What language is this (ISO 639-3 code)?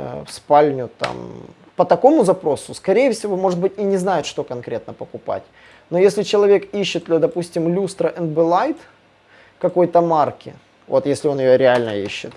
rus